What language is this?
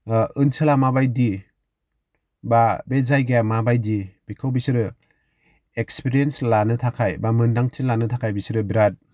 Bodo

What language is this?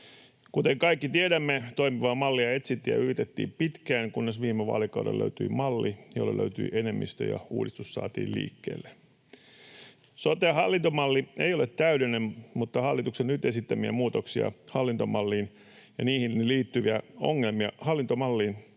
Finnish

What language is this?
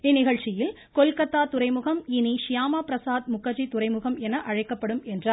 Tamil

